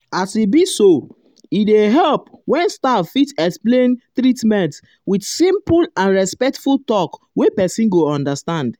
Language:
Nigerian Pidgin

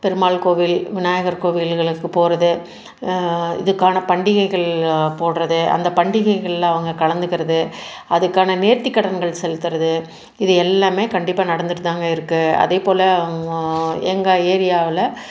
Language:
Tamil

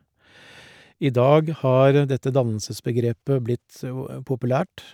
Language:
Norwegian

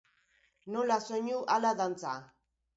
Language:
Basque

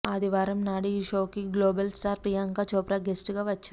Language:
Telugu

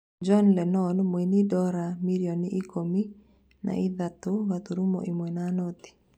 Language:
Kikuyu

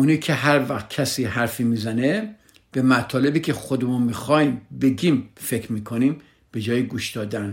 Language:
Persian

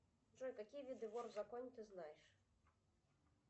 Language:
Russian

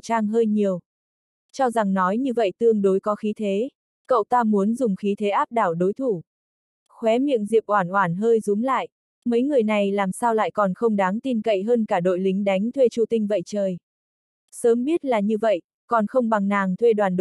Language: Vietnamese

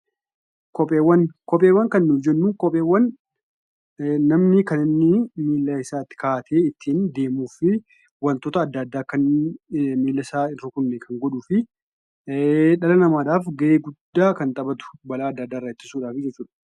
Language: Oromo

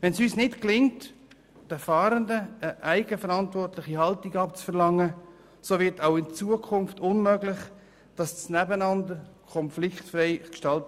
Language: Swiss German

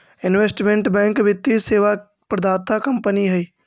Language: Magahi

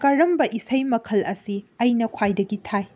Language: Manipuri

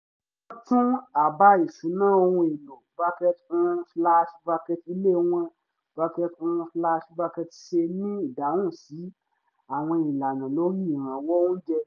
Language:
Yoruba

